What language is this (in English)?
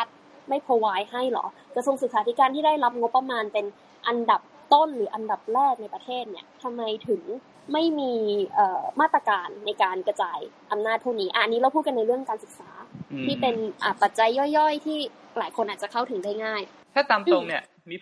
Thai